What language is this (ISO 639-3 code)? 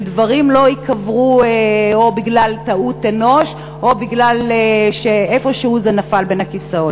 heb